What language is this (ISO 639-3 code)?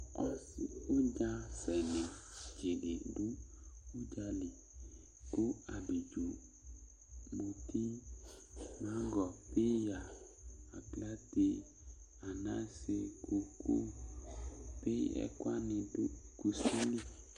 kpo